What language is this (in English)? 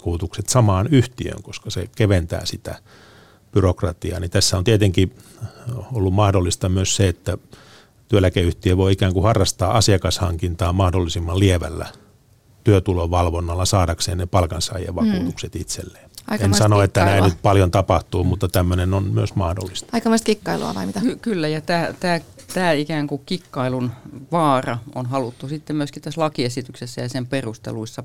Finnish